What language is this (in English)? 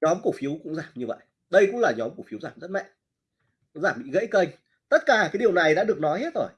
Vietnamese